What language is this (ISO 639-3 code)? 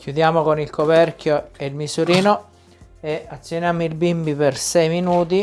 ita